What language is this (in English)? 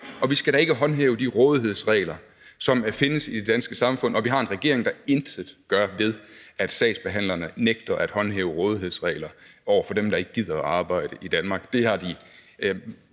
Danish